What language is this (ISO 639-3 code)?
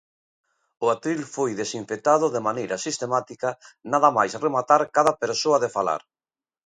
glg